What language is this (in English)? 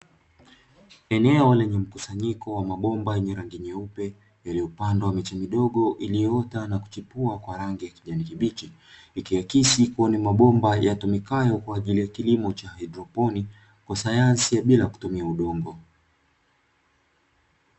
Swahili